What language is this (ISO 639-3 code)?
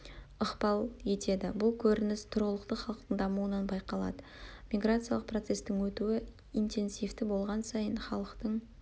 kaz